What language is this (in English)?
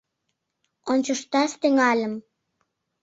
Mari